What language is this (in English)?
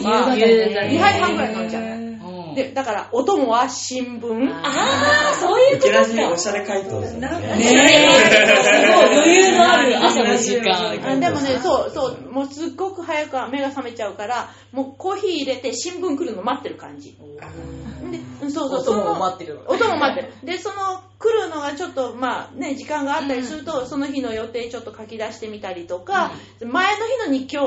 Japanese